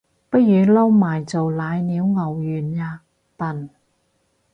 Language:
Cantonese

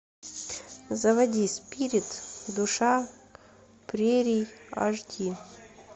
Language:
Russian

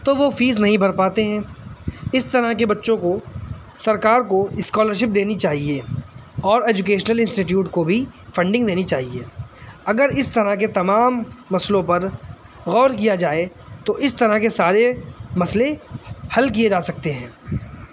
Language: Urdu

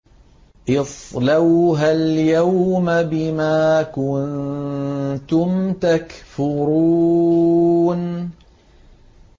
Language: Arabic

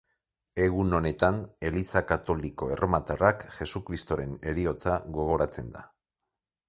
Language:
Basque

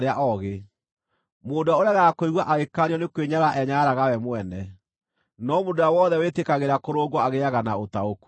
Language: Kikuyu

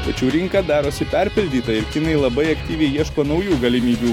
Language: Lithuanian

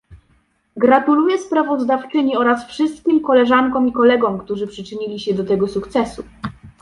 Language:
Polish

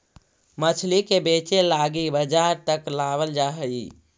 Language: Magahi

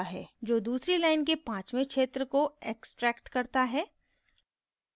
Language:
Hindi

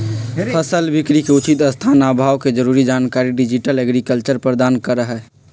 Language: Magahi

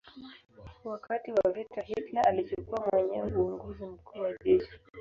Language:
Swahili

